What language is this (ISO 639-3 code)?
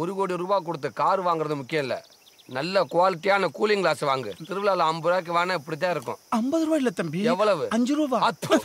tam